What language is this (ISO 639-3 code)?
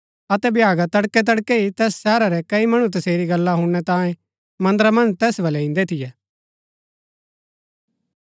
gbk